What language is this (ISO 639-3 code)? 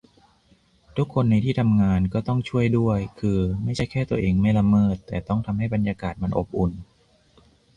tha